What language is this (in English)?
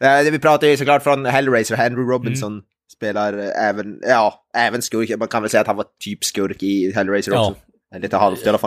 Swedish